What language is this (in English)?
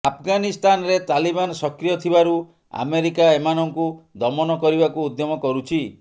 Odia